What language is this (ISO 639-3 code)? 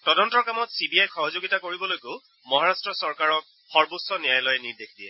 asm